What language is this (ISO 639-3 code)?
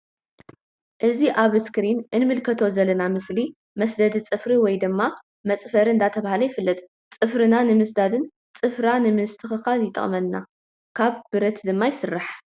tir